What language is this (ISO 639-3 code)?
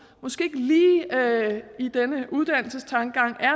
dan